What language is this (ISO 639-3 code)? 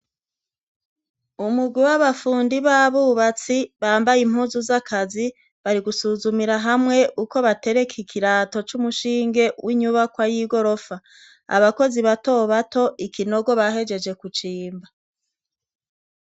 run